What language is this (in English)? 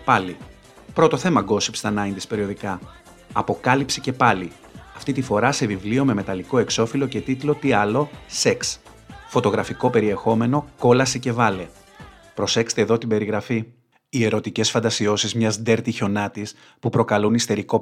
Greek